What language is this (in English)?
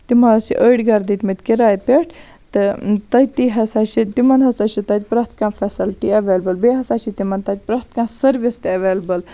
Kashmiri